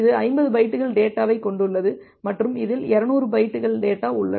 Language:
Tamil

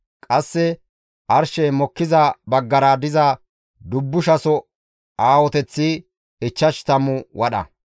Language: Gamo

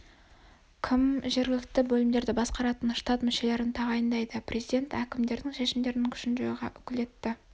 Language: Kazakh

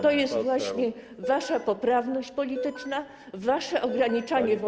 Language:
Polish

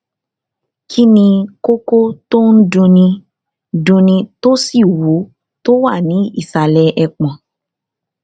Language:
Yoruba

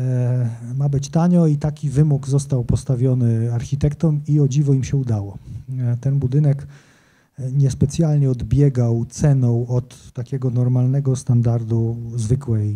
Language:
Polish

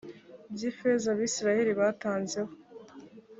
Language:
Kinyarwanda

